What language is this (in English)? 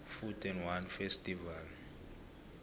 South Ndebele